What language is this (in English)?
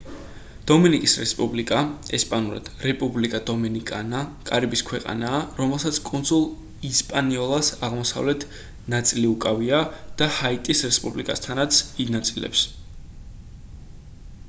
Georgian